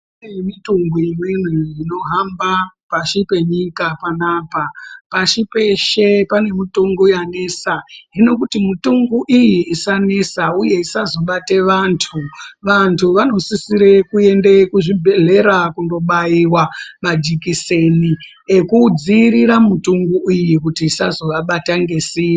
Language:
Ndau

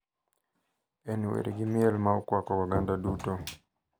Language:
Luo (Kenya and Tanzania)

